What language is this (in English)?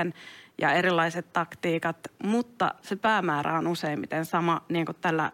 Finnish